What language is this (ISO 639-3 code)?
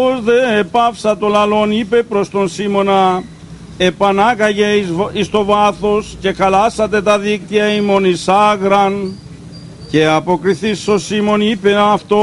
ell